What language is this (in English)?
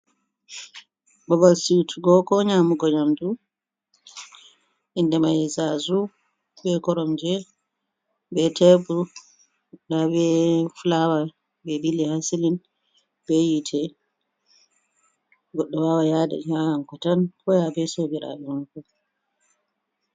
Fula